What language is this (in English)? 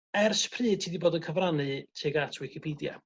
Welsh